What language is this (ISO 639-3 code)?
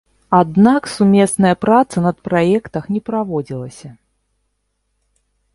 bel